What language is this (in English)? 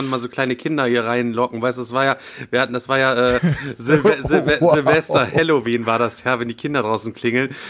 German